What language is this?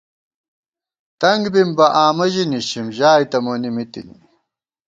Gawar-Bati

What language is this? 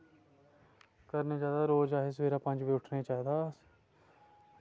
Dogri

